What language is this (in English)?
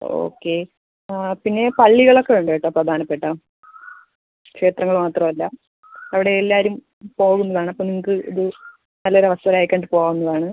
Malayalam